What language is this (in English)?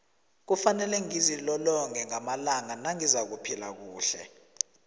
South Ndebele